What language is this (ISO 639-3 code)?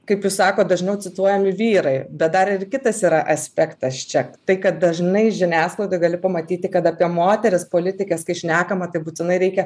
lit